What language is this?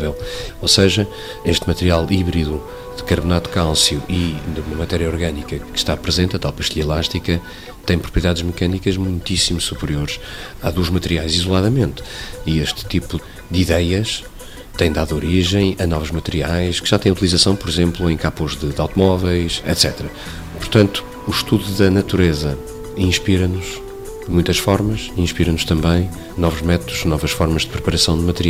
Portuguese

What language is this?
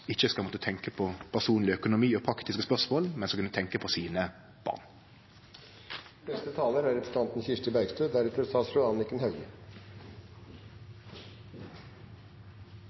Norwegian Nynorsk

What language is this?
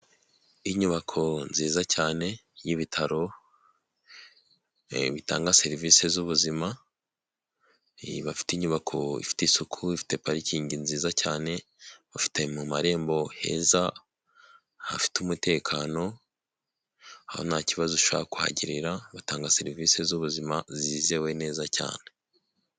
Kinyarwanda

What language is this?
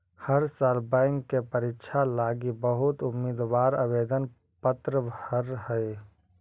Magahi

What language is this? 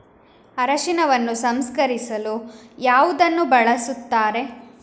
Kannada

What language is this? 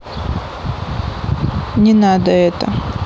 Russian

